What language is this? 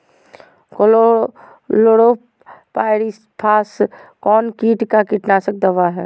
Magahi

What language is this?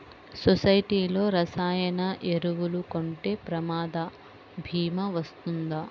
Telugu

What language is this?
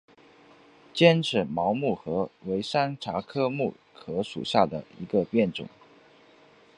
Chinese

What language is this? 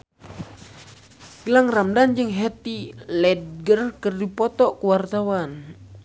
Sundanese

